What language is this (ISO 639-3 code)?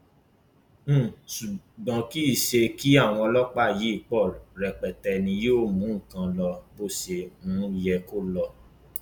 yor